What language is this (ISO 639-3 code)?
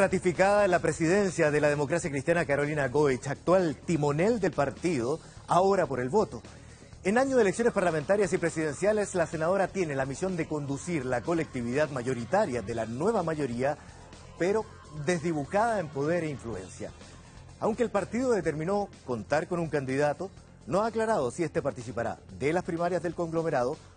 spa